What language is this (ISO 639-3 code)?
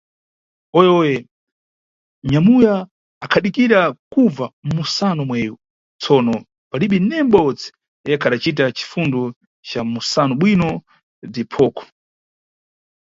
nyu